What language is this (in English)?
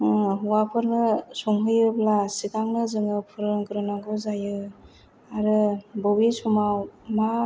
Bodo